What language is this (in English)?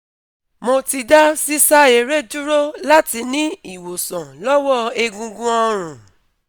Yoruba